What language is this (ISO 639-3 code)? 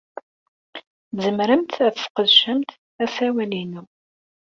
kab